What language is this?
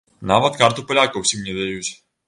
Belarusian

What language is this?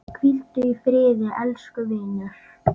Icelandic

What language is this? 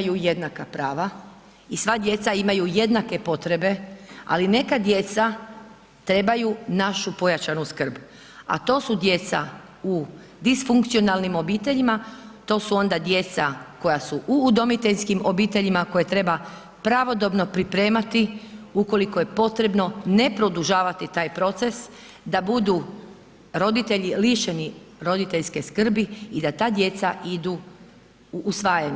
Croatian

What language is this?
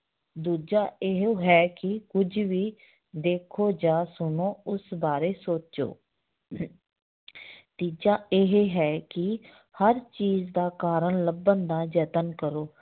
Punjabi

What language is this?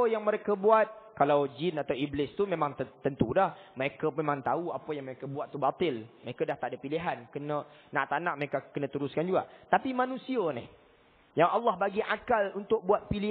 Malay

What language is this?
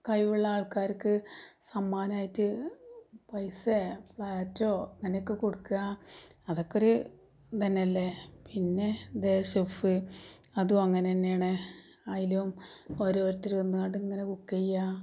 Malayalam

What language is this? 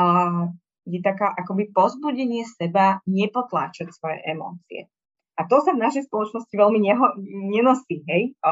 Slovak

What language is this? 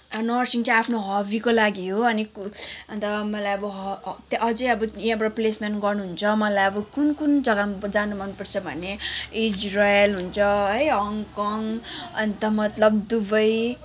Nepali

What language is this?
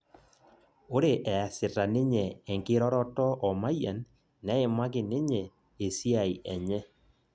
Masai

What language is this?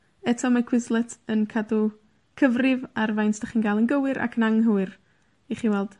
Welsh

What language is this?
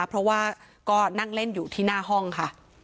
Thai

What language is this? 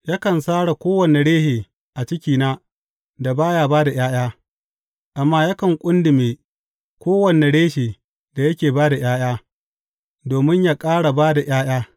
Hausa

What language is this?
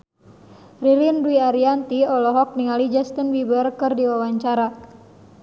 Sundanese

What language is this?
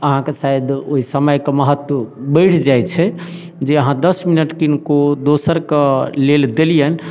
Maithili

